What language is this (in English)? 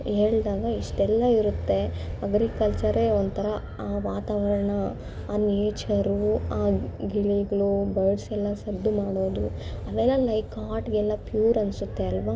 Kannada